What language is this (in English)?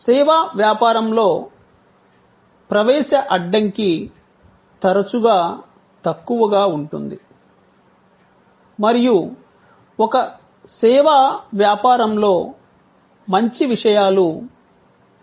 Telugu